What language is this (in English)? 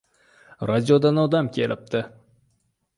Uzbek